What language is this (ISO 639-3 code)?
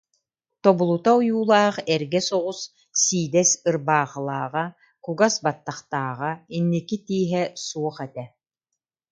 sah